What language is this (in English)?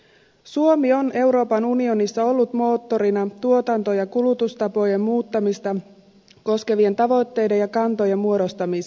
Finnish